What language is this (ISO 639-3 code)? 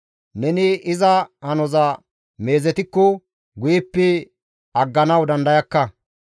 gmv